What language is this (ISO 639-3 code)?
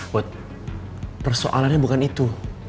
ind